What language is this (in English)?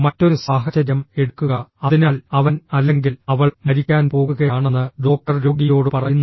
Malayalam